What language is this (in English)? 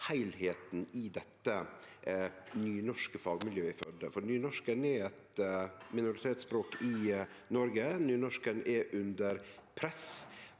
Norwegian